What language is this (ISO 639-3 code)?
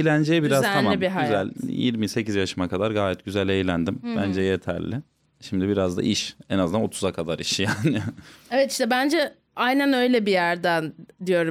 tur